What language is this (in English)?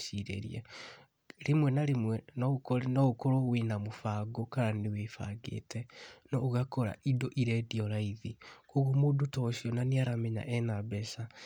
Kikuyu